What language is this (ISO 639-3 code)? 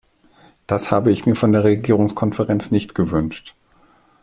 deu